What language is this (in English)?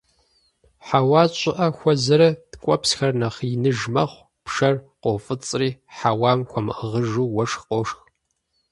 Kabardian